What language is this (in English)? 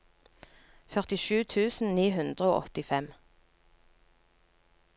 Norwegian